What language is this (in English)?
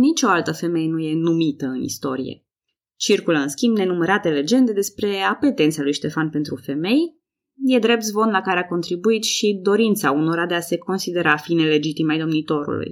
Romanian